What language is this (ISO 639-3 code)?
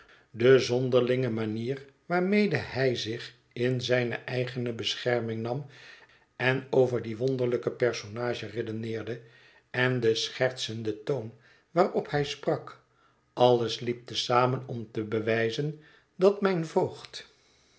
nld